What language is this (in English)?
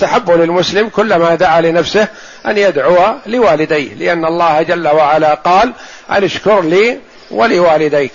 Arabic